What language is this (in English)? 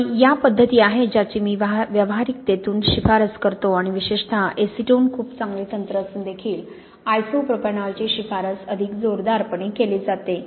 Marathi